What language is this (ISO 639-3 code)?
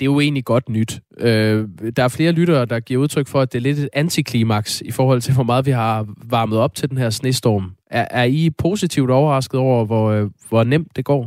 dan